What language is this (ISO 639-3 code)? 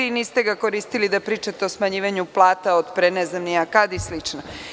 srp